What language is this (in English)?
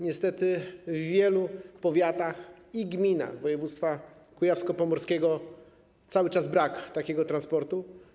Polish